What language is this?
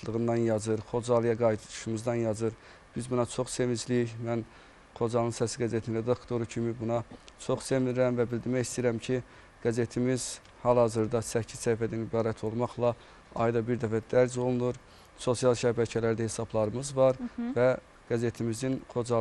Turkish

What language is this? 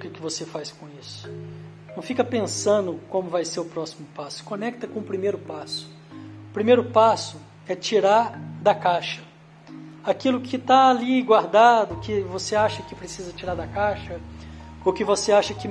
Portuguese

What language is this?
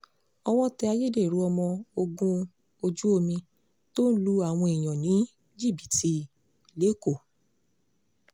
Yoruba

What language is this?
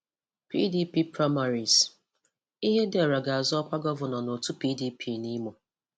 Igbo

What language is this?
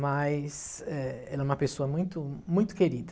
Portuguese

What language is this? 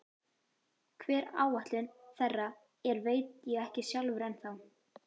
Icelandic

